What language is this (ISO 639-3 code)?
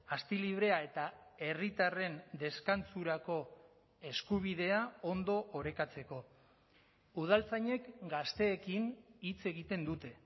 eus